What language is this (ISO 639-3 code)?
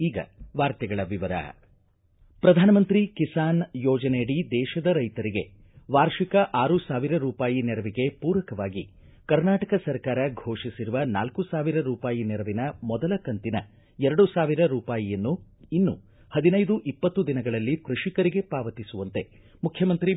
kan